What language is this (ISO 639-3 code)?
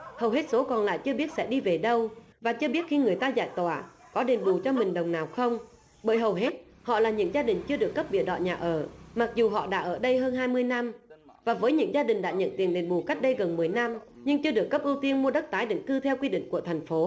vie